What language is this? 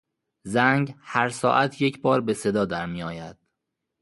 Persian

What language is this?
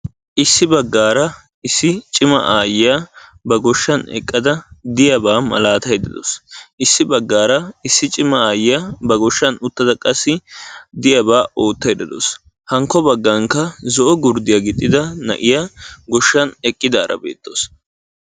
Wolaytta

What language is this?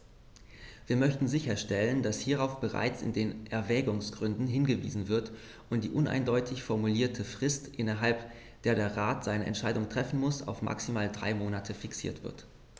German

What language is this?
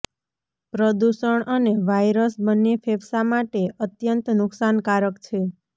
Gujarati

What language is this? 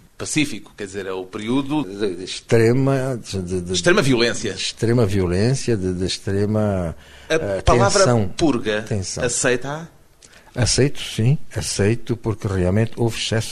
Portuguese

